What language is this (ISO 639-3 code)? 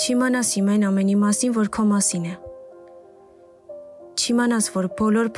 ron